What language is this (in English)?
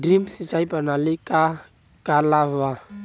Bhojpuri